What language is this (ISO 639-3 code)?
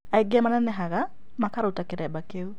kik